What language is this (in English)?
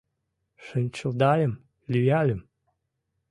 Mari